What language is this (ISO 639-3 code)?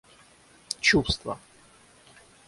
rus